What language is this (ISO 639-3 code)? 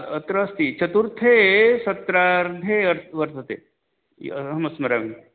san